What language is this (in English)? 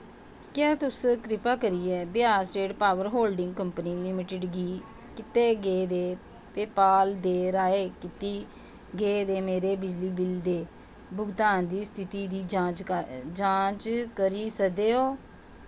Dogri